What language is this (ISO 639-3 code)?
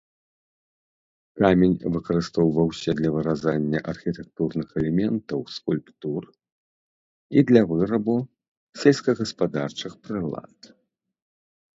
bel